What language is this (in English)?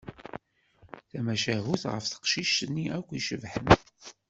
Kabyle